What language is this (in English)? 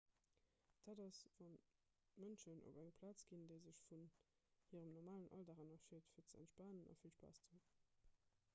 Luxembourgish